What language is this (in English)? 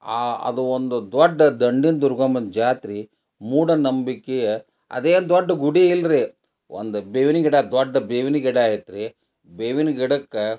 Kannada